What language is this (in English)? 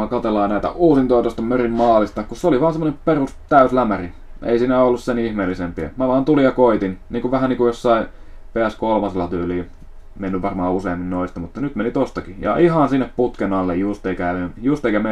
Finnish